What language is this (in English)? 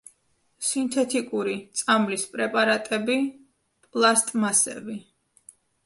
Georgian